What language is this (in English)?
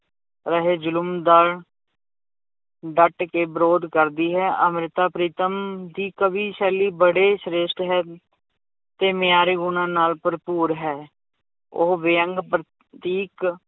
Punjabi